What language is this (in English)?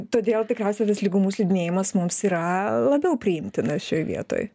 Lithuanian